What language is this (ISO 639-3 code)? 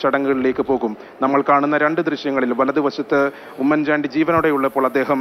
ara